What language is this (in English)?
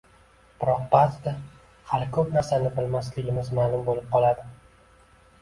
Uzbek